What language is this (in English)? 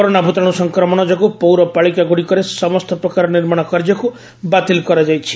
Odia